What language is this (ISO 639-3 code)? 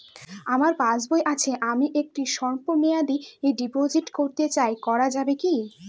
ben